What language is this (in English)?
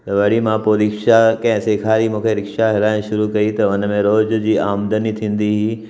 Sindhi